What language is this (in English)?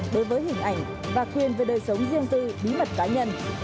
Vietnamese